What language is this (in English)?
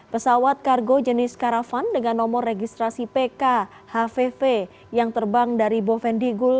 Indonesian